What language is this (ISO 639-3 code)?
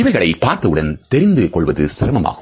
tam